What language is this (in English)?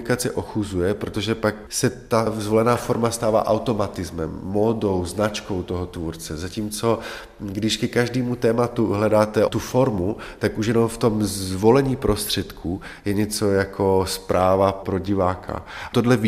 Czech